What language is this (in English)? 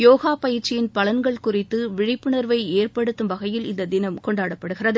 Tamil